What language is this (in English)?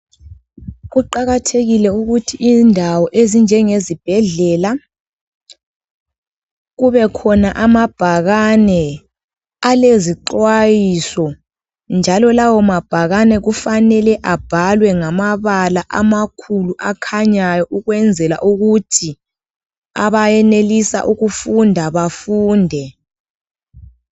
North Ndebele